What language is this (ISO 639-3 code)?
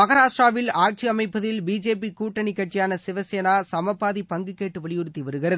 tam